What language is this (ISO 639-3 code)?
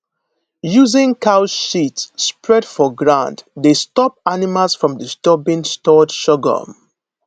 pcm